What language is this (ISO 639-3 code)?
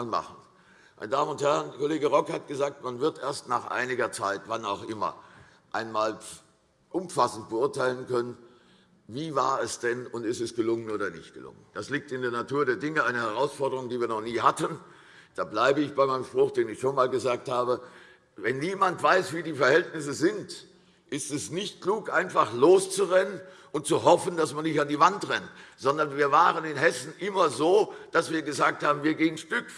deu